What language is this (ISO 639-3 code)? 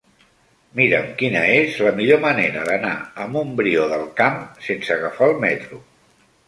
cat